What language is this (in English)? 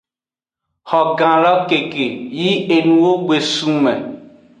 Aja (Benin)